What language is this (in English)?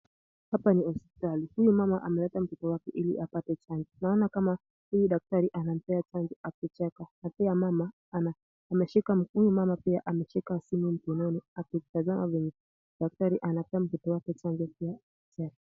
Swahili